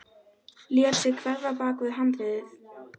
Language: Icelandic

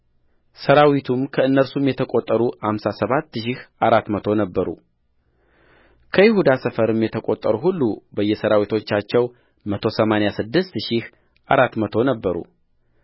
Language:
Amharic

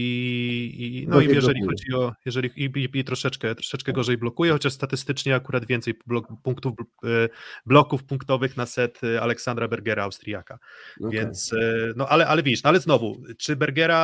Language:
Polish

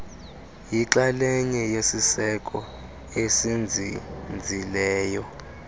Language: Xhosa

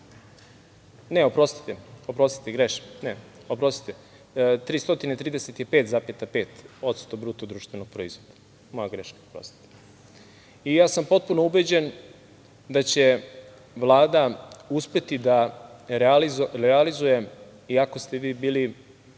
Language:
Serbian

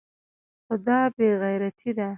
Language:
Pashto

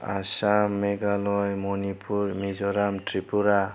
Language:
Bodo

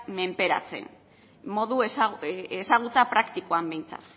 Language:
Basque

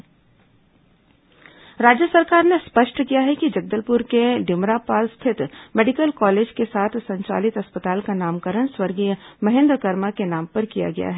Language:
Hindi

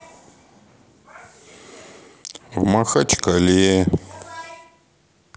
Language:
Russian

